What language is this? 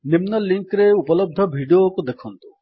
Odia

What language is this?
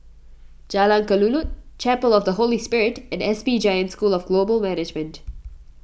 English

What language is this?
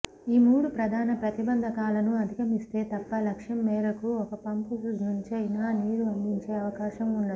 Telugu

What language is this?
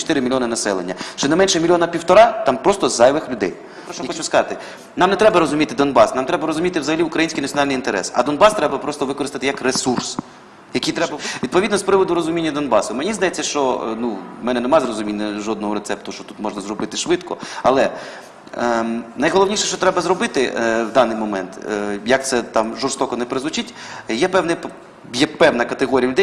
Ukrainian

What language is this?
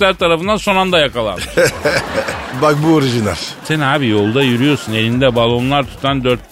Turkish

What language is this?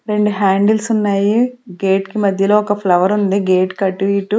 Telugu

